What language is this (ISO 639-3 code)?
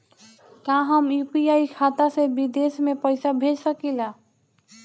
bho